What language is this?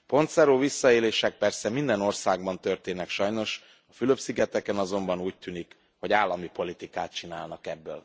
Hungarian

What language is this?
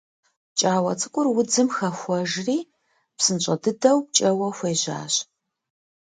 Kabardian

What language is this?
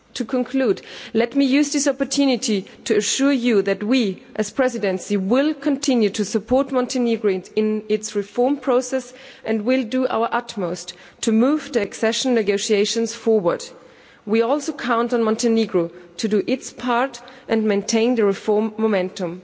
English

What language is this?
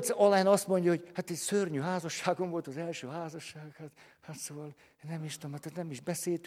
Hungarian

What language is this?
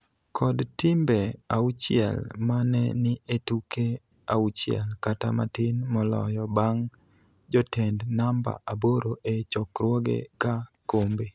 Luo (Kenya and Tanzania)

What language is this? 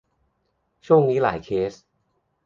Thai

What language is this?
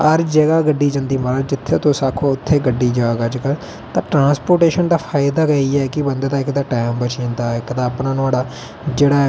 Dogri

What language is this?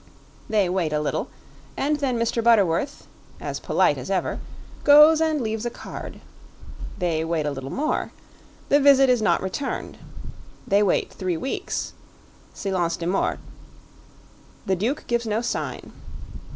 English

